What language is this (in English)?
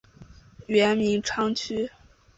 Chinese